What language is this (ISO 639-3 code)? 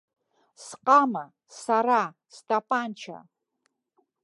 abk